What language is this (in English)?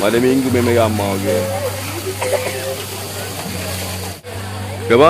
Malay